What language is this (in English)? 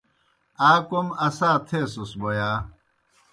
Kohistani Shina